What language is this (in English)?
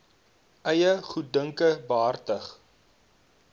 Afrikaans